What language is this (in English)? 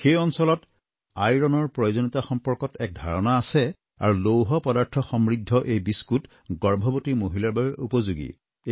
Assamese